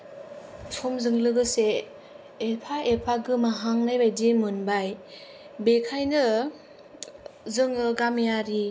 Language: Bodo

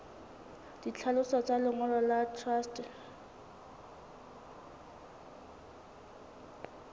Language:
Southern Sotho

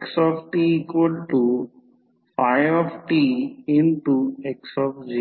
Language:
Marathi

